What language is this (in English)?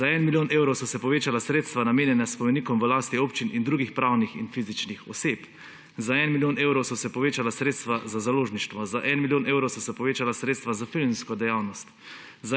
Slovenian